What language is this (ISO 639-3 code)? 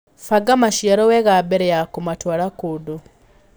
kik